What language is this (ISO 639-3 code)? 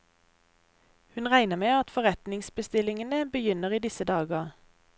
nor